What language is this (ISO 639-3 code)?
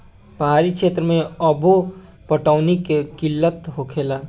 bho